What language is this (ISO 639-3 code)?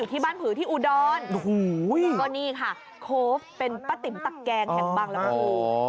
tha